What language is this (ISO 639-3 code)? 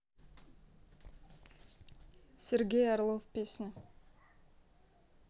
rus